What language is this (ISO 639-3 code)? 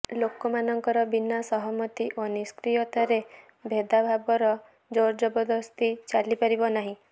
ori